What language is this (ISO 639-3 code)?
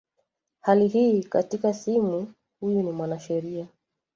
swa